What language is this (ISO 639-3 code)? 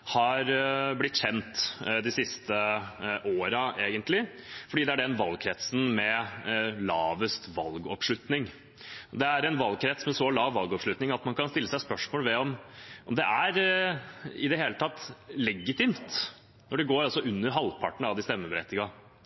nob